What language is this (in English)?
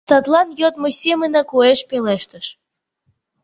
Mari